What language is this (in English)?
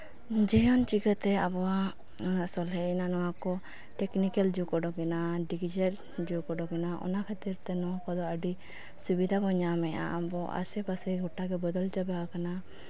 Santali